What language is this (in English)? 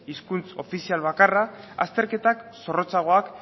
Basque